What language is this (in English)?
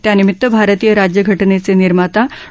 Marathi